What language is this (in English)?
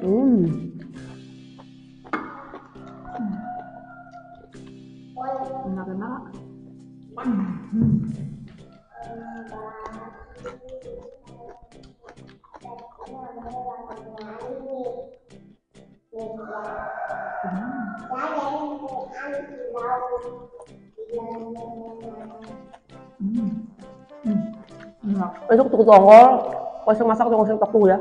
Indonesian